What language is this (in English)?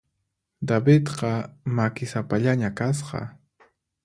Puno Quechua